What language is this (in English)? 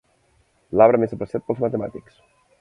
Catalan